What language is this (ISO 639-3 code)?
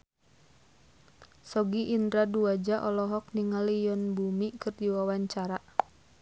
sun